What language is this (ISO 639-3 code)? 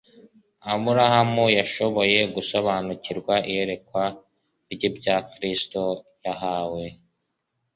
kin